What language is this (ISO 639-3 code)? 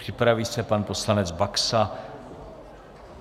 ces